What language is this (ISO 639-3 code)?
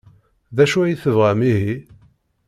kab